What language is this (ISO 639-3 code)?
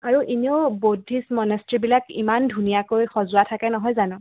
asm